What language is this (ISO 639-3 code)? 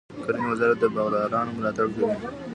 pus